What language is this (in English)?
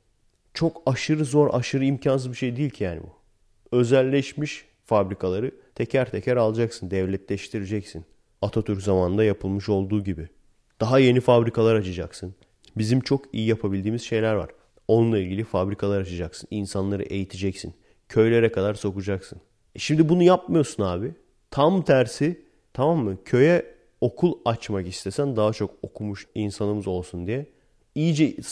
Turkish